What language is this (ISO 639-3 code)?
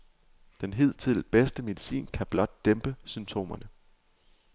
dan